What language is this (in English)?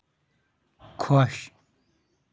Kashmiri